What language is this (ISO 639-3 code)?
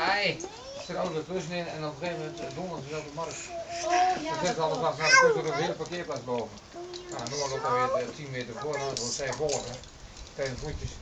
nld